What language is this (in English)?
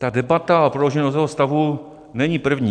Czech